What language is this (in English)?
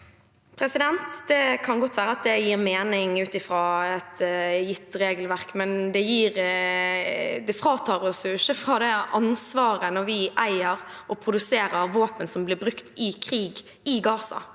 Norwegian